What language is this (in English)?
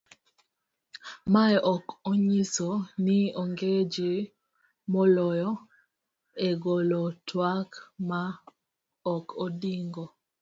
Luo (Kenya and Tanzania)